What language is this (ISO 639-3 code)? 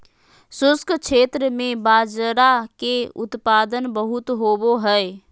mag